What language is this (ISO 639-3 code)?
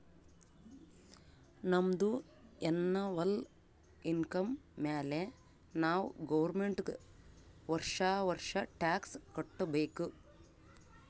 kan